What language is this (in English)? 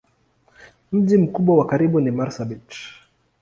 Swahili